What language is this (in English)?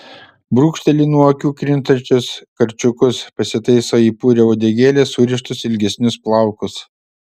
Lithuanian